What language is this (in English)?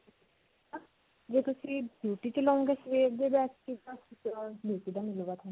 Punjabi